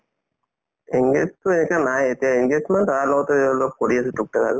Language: Assamese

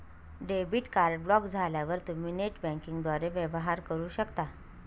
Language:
Marathi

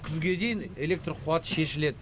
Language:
Kazakh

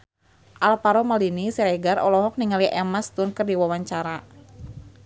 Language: Sundanese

